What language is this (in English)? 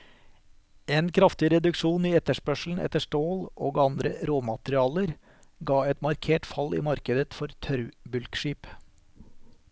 Norwegian